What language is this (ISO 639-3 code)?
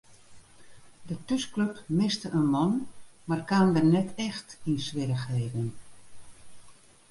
fry